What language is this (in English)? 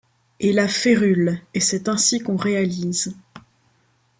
French